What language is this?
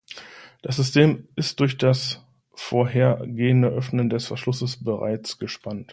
German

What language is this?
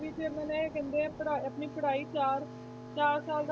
Punjabi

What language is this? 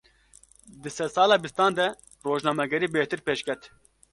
Kurdish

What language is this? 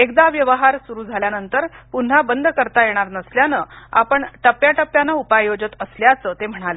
Marathi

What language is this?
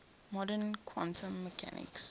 English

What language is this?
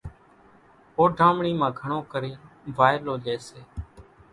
Kachi Koli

